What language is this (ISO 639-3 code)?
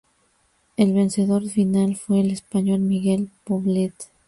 spa